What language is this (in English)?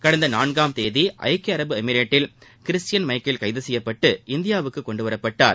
Tamil